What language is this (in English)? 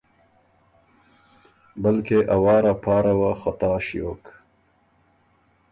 Ormuri